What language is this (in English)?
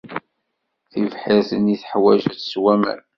Kabyle